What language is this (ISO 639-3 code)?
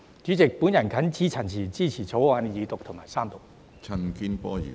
yue